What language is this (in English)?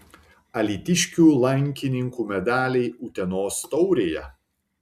Lithuanian